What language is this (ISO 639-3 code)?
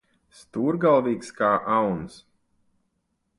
lav